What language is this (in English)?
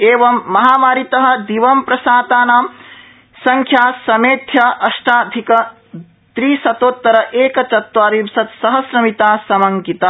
Sanskrit